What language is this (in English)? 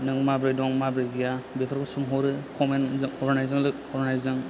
Bodo